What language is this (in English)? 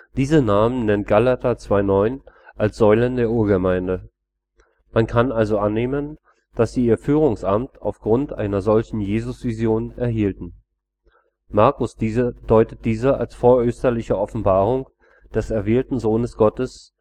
German